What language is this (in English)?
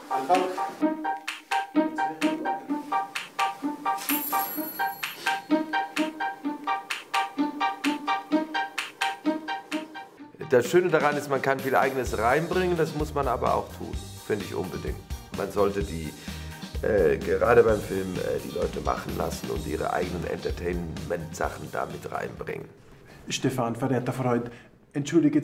German